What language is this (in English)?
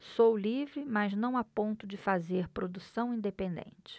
Portuguese